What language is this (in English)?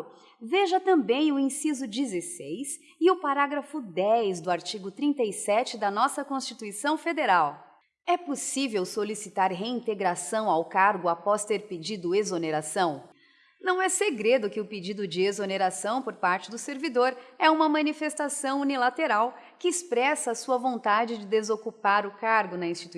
Portuguese